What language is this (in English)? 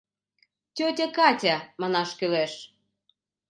Mari